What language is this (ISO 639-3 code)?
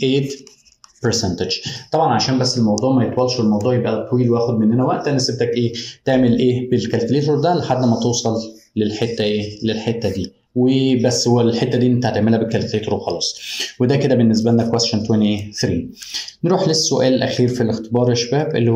ara